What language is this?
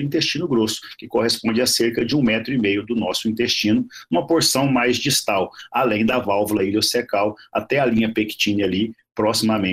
Portuguese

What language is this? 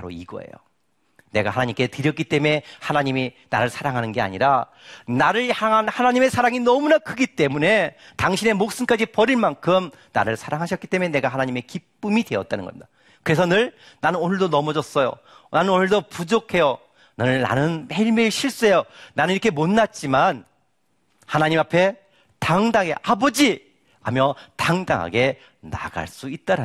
Korean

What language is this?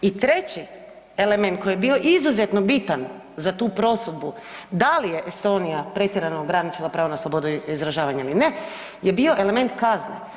Croatian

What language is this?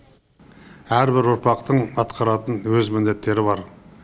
Kazakh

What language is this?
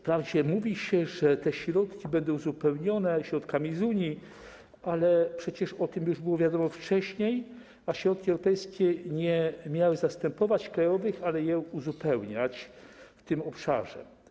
Polish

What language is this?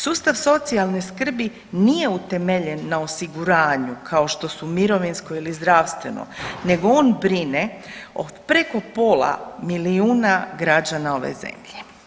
Croatian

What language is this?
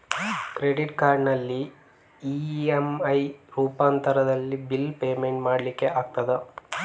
Kannada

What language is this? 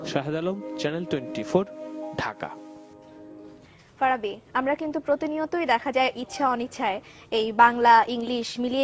Bangla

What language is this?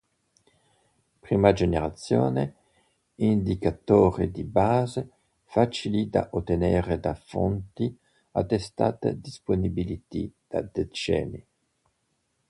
Italian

